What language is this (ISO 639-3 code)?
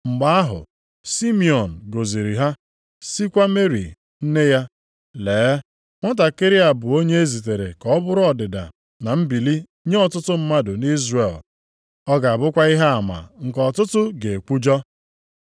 ibo